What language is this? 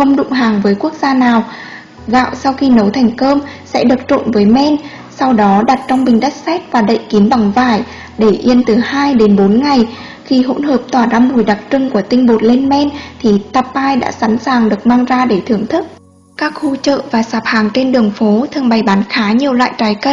Vietnamese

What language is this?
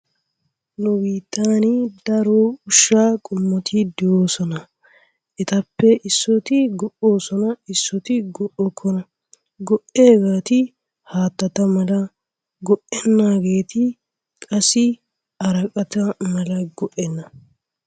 Wolaytta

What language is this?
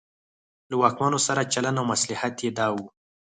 Pashto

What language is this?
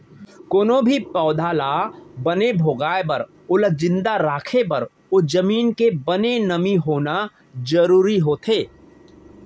Chhattisgarhi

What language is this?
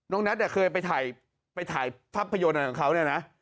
Thai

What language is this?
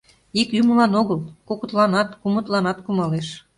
Mari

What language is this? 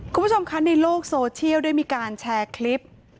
Thai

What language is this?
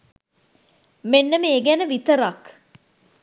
Sinhala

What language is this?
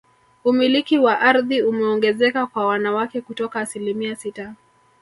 Swahili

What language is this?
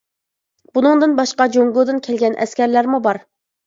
Uyghur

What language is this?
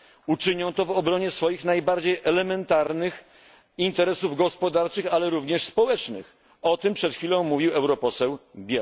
Polish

